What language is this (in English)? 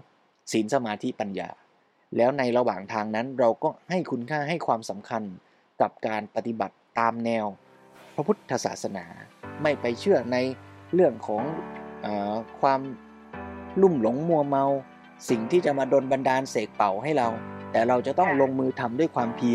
Thai